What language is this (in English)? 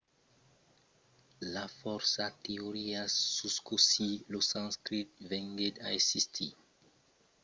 Occitan